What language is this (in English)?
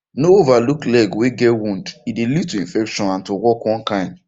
Nigerian Pidgin